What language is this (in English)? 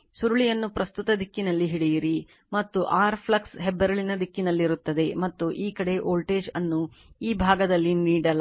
Kannada